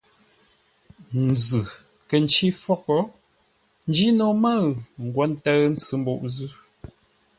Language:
Ngombale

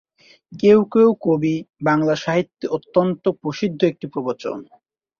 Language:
Bangla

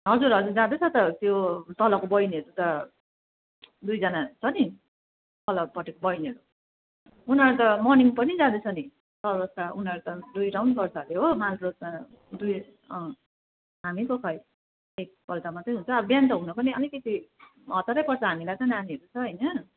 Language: Nepali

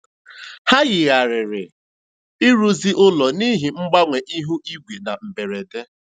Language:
Igbo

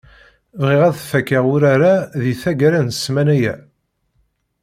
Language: Kabyle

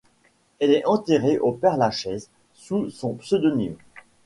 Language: French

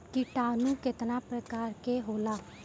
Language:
Bhojpuri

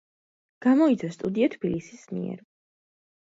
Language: Georgian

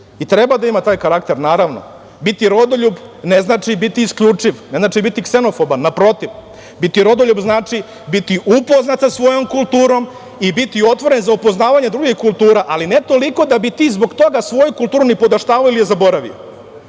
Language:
Serbian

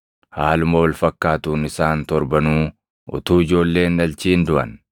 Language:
Oromo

